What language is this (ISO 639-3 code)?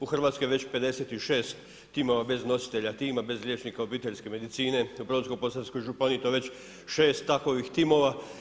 hrv